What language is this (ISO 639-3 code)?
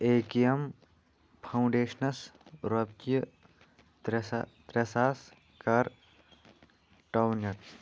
kas